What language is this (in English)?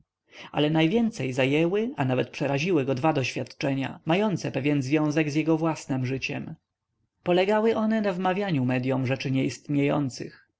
Polish